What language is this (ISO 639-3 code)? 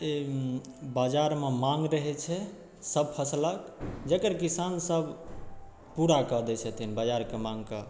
mai